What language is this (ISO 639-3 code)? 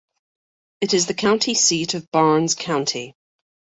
eng